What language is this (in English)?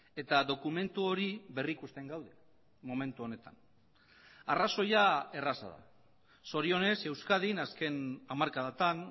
Basque